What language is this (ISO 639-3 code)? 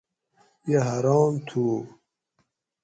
gwc